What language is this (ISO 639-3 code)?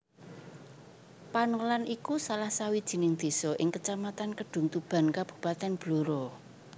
jav